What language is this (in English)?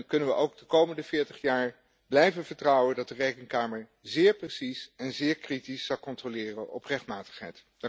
Dutch